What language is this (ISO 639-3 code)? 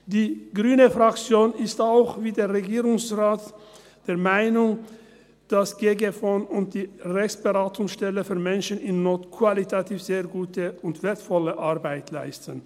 gsw